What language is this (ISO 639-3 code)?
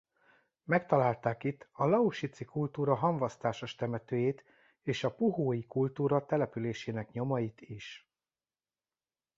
hun